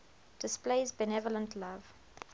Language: English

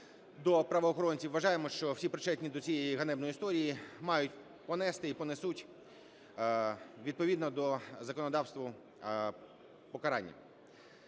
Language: Ukrainian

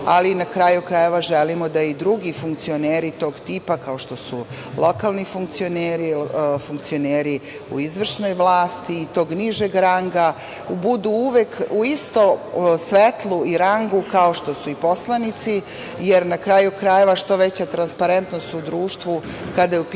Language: Serbian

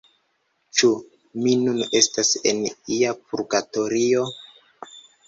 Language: Esperanto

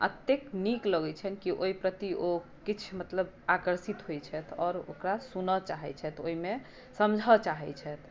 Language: Maithili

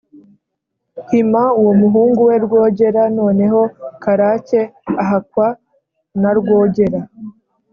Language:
Kinyarwanda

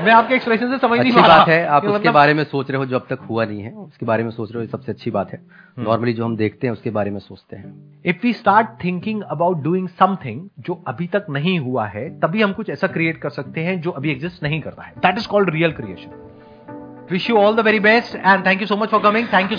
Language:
Hindi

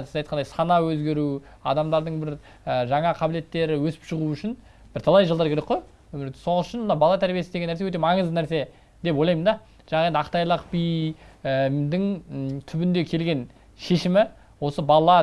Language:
Turkish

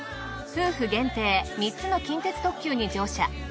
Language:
Japanese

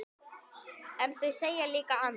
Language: Icelandic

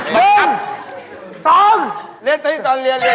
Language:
Thai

